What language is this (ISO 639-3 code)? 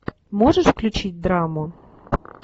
rus